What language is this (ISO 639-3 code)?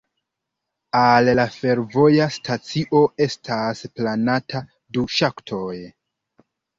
epo